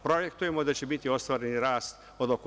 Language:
Serbian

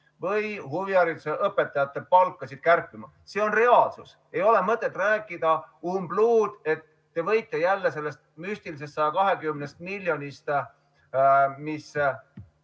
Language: Estonian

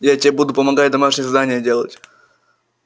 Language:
Russian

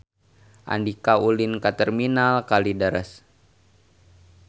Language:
Sundanese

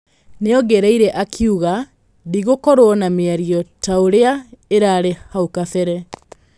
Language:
Kikuyu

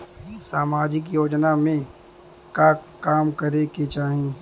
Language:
Bhojpuri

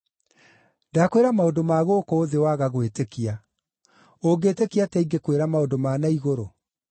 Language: Kikuyu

